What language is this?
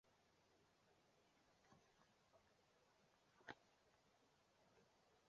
Chinese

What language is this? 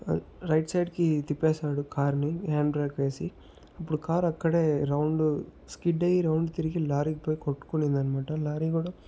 Telugu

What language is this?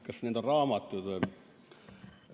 Estonian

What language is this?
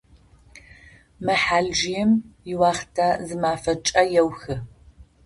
Adyghe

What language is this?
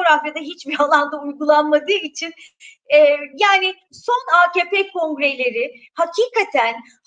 Turkish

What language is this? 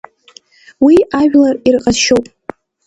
Abkhazian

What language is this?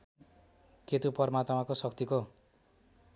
Nepali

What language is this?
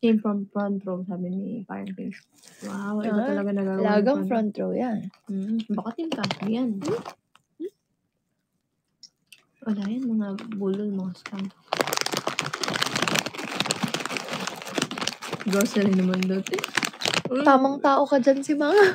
Filipino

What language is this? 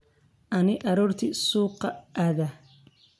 Somali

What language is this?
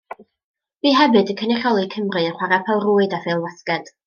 Welsh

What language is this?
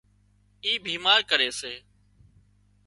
Wadiyara Koli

